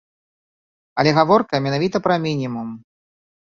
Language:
Belarusian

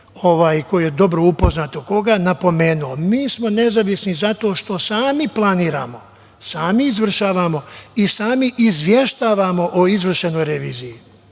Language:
Serbian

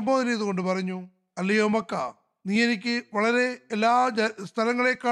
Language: Malayalam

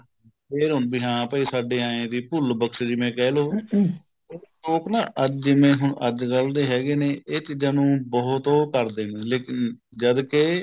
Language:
Punjabi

